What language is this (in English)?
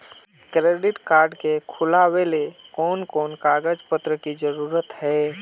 Magahi